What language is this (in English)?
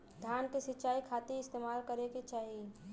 Bhojpuri